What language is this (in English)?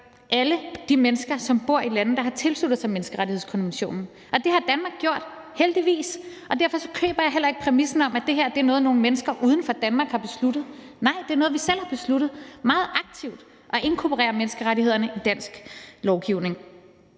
Danish